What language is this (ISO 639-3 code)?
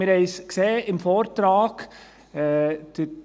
gsw